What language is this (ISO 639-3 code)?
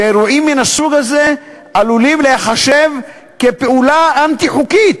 heb